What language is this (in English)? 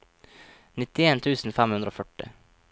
Norwegian